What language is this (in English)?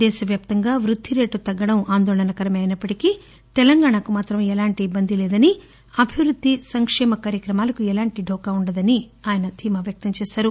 Telugu